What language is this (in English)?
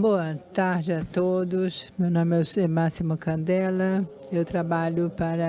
Portuguese